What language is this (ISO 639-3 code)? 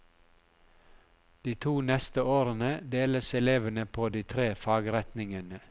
nor